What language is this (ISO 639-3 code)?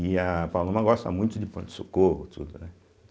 por